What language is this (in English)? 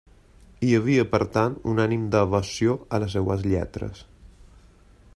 Catalan